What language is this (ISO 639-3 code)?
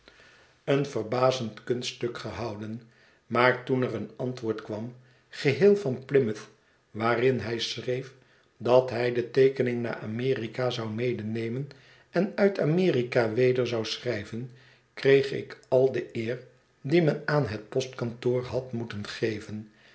nld